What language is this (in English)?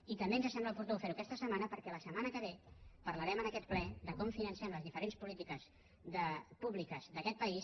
Catalan